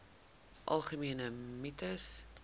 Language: Afrikaans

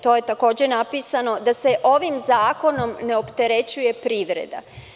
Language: Serbian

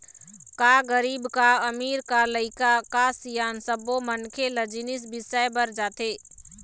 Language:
Chhattisgarhi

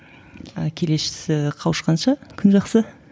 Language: Kazakh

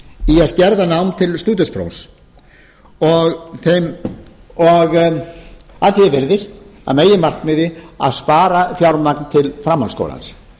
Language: Icelandic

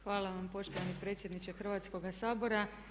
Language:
Croatian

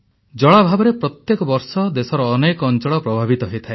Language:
Odia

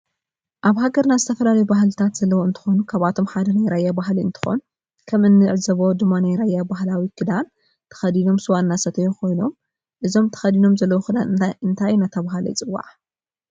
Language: Tigrinya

